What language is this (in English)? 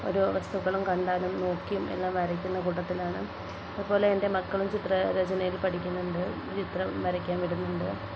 Malayalam